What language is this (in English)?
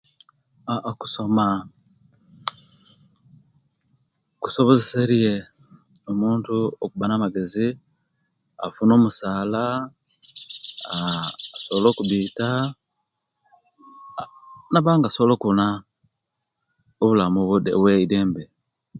Kenyi